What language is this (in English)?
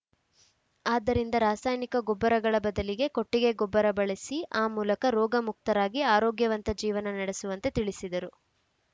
Kannada